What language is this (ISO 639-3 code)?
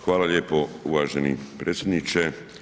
hrv